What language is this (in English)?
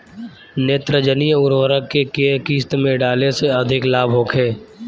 Bhojpuri